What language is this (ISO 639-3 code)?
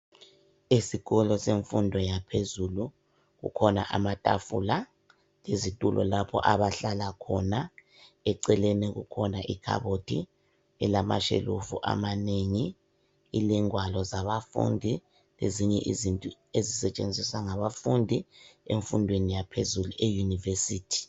nde